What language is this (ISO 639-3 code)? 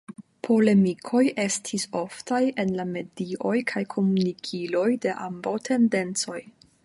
epo